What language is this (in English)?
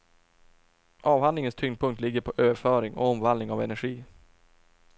Swedish